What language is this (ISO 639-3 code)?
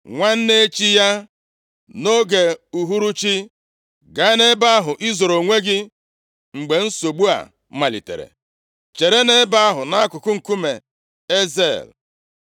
ibo